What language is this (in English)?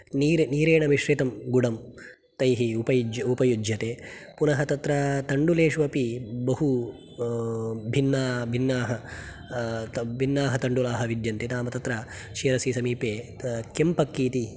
Sanskrit